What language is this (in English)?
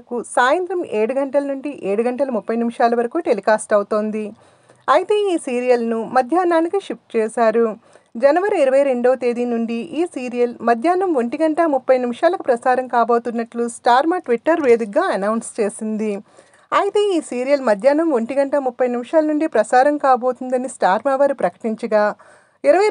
Telugu